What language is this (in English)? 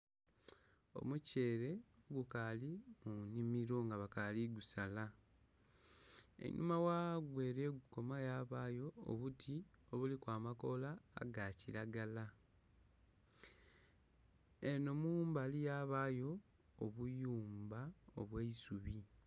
Soga